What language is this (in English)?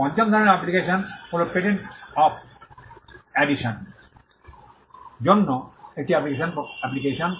Bangla